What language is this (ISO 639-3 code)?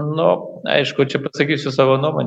lit